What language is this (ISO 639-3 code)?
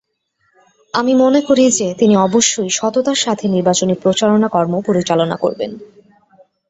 ben